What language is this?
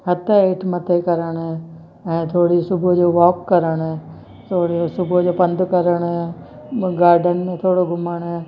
Sindhi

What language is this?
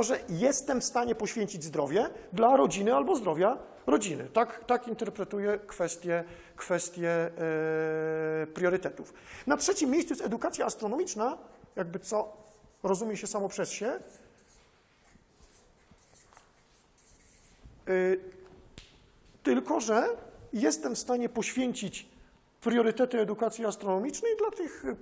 Polish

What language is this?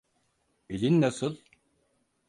Turkish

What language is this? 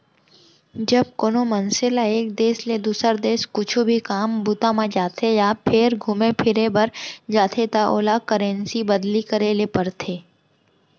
Chhattisgarhi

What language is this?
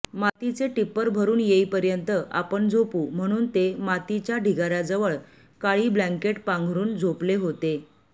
Marathi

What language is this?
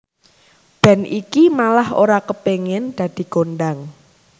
Javanese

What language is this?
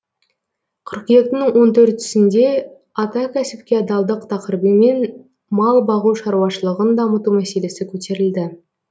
Kazakh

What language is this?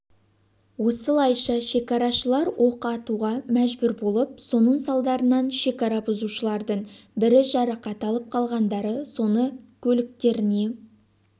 Kazakh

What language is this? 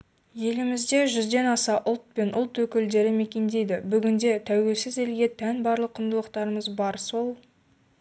Kazakh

